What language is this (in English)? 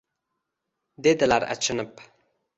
Uzbek